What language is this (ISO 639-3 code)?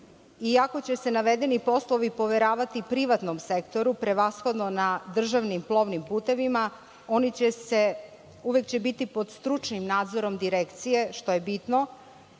srp